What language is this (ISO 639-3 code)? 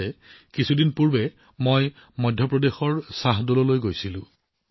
asm